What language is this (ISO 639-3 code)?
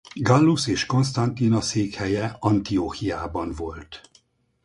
hun